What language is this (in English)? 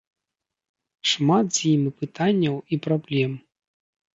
Belarusian